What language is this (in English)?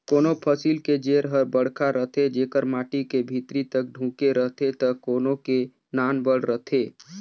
Chhattisgarhi